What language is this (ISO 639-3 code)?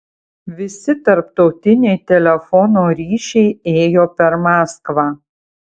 lit